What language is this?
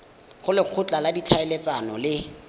Tswana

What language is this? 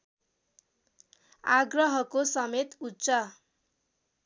Nepali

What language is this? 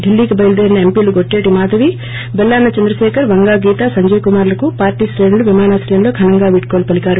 Telugu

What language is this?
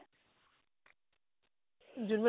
Assamese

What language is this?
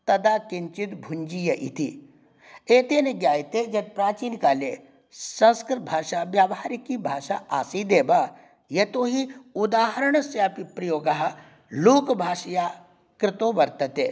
Sanskrit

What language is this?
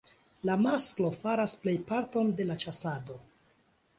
Esperanto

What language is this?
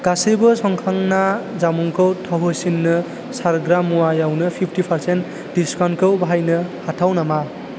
Bodo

